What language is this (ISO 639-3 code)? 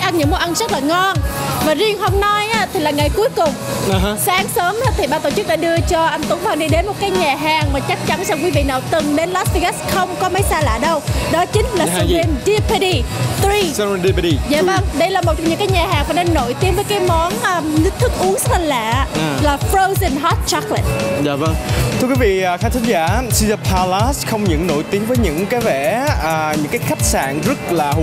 vie